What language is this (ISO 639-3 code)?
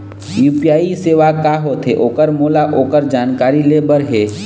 hne